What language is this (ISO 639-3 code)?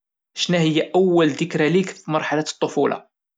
ary